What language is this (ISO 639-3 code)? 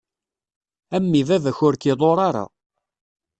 kab